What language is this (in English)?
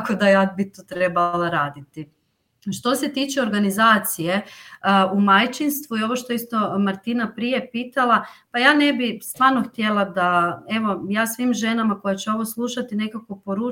Croatian